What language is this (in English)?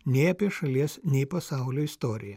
Lithuanian